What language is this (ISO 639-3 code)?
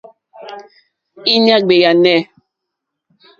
bri